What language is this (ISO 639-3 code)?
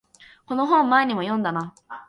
jpn